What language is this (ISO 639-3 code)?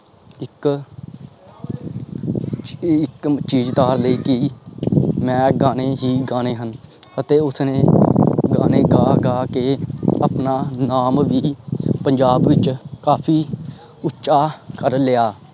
pan